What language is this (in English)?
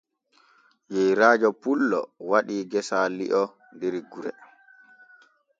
Borgu Fulfulde